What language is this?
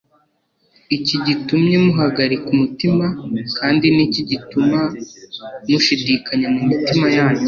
Kinyarwanda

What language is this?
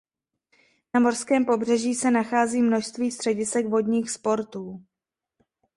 Czech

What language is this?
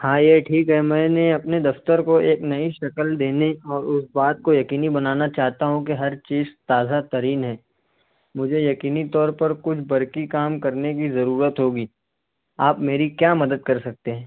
Urdu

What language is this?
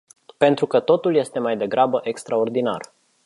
Romanian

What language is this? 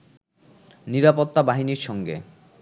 Bangla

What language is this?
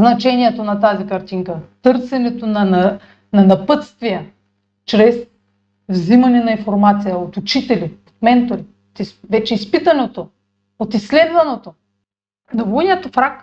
Bulgarian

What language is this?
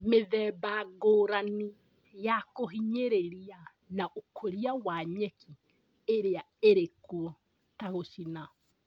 Kikuyu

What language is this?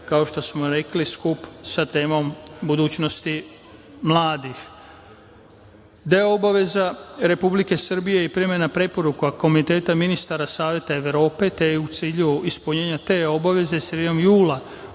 Serbian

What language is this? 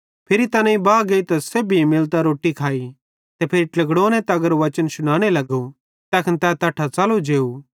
Bhadrawahi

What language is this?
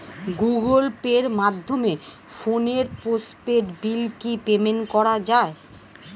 Bangla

